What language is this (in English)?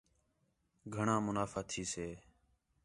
Khetrani